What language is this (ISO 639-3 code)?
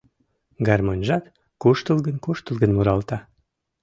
chm